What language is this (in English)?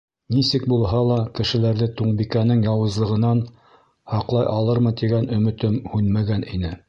Bashkir